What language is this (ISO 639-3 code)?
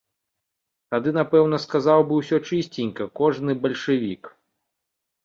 bel